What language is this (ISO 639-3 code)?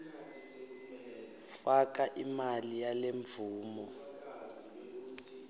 ssw